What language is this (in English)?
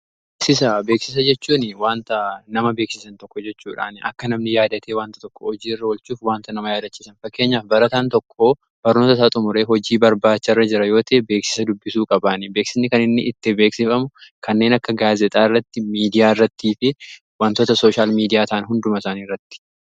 Oromo